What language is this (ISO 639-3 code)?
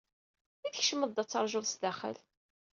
kab